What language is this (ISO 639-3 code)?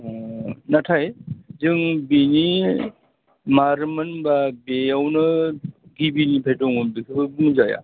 brx